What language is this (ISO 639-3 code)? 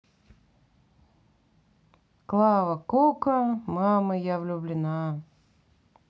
rus